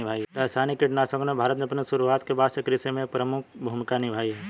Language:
Hindi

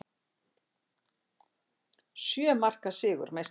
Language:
Icelandic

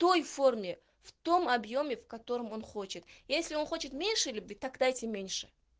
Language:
Russian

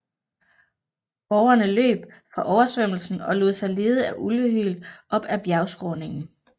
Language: Danish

